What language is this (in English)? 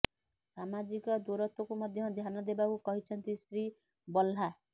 Odia